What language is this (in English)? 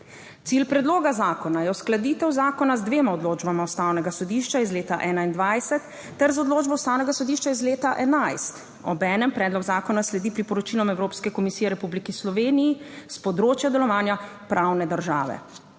Slovenian